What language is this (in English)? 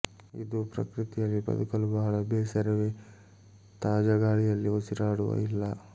Kannada